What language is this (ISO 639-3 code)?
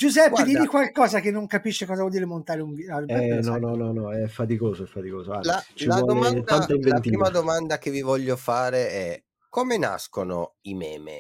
ita